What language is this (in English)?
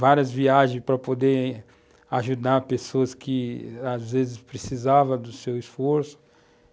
Portuguese